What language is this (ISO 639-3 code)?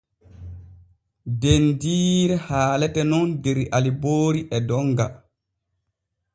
fue